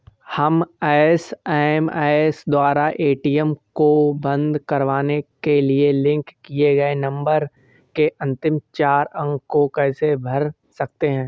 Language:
Hindi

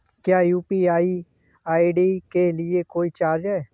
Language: Hindi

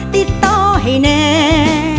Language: Thai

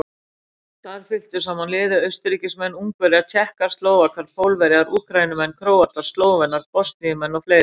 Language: Icelandic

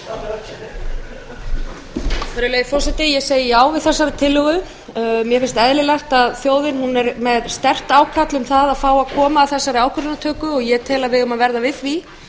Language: Icelandic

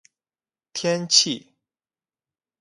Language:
Chinese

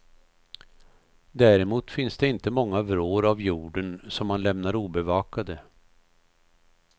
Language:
Swedish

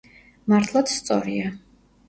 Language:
Georgian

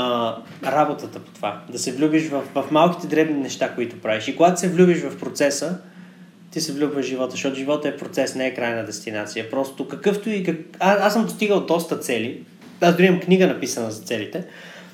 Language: Bulgarian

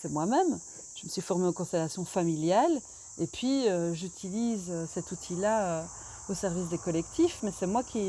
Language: French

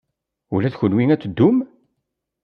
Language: Kabyle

